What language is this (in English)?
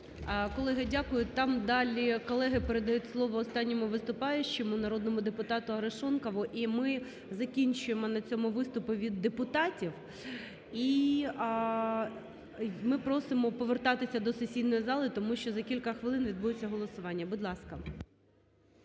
Ukrainian